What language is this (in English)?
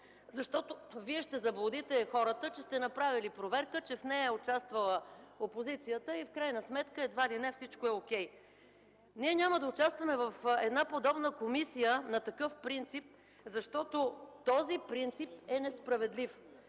Bulgarian